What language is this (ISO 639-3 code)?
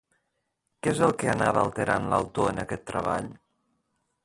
cat